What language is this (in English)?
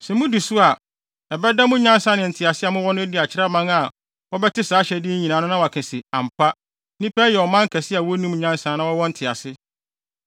Akan